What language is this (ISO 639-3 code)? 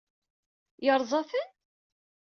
kab